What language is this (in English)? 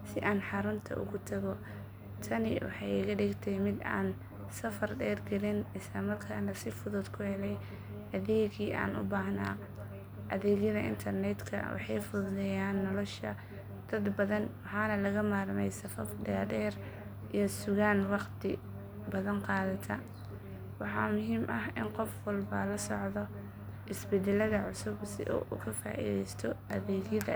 Somali